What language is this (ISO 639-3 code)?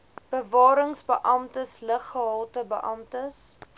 afr